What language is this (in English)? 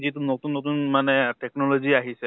Assamese